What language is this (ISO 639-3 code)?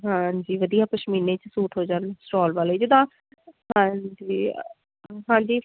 pan